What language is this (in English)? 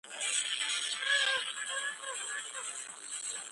Georgian